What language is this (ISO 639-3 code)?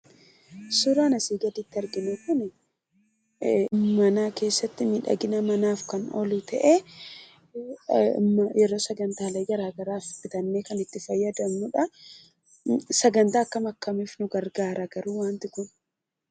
orm